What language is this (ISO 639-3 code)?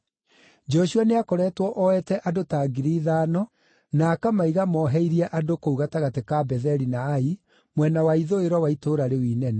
kik